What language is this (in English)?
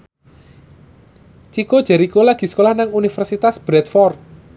Javanese